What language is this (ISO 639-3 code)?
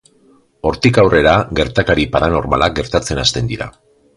eus